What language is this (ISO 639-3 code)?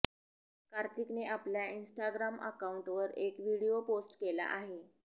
mar